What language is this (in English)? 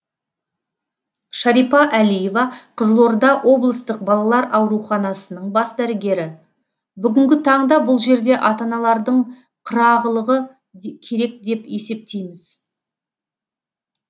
Kazakh